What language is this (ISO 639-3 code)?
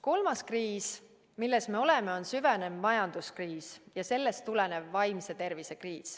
est